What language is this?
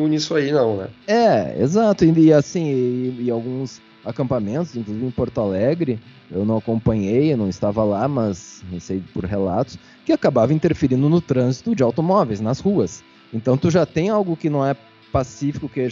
Portuguese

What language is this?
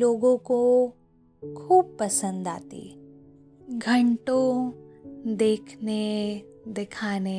Hindi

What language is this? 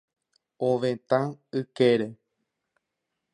Guarani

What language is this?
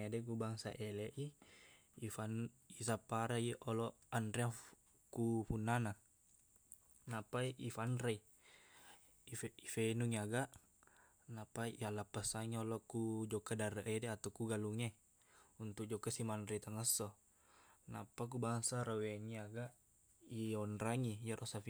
Buginese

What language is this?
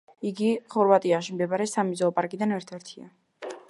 Georgian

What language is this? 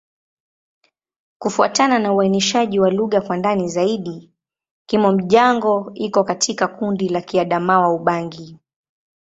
Swahili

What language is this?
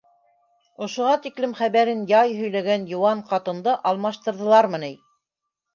Bashkir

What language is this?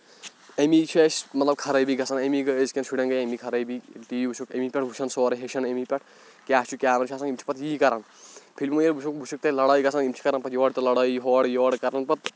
Kashmiri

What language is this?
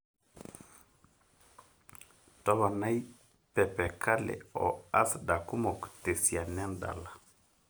Masai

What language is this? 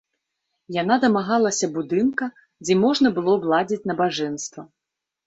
Belarusian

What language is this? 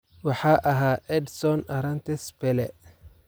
Somali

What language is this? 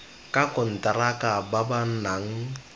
Tswana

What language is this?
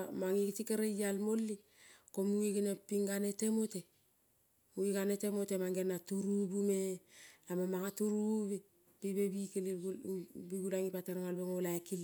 Kol (Papua New Guinea)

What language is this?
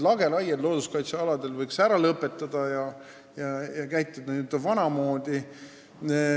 Estonian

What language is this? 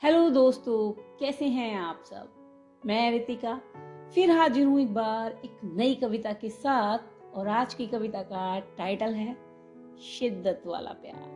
Hindi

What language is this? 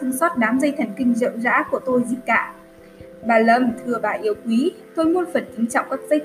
Vietnamese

